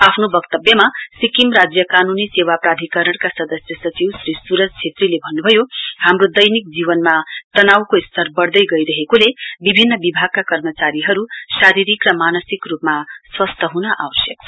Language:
Nepali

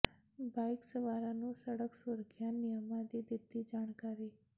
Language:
Punjabi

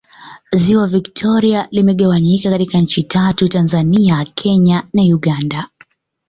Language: Swahili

